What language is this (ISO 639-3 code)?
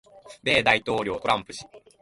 jpn